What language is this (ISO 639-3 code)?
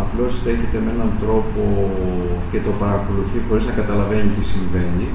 ell